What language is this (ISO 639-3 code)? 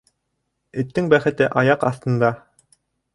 bak